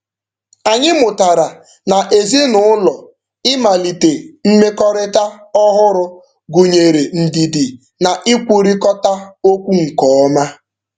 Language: Igbo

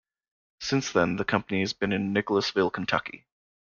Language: English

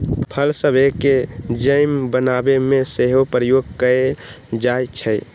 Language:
Magahi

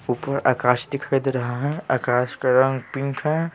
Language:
Hindi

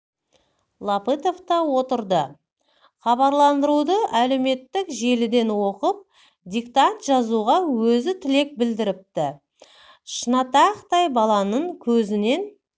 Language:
Kazakh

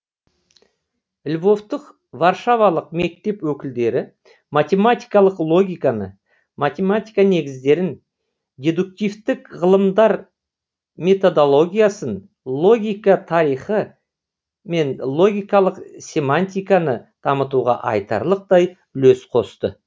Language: Kazakh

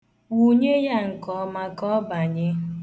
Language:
Igbo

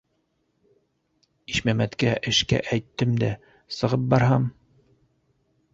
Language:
Bashkir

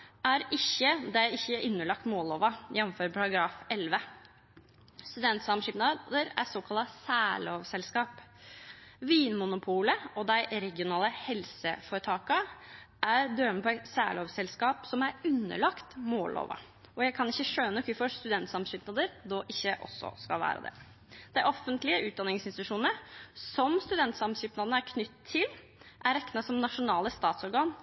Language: Norwegian Nynorsk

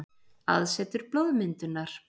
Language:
Icelandic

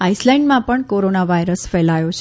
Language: Gujarati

